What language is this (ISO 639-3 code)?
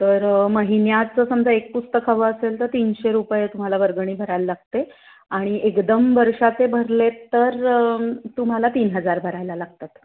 mar